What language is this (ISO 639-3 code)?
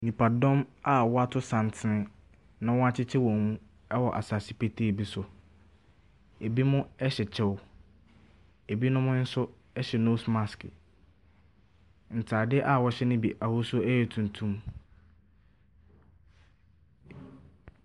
aka